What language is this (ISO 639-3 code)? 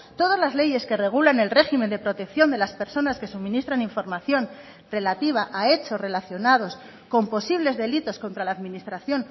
spa